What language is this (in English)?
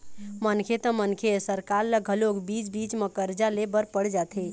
Chhattisgarhi